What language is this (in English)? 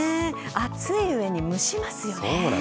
Japanese